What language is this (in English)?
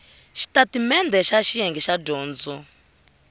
Tsonga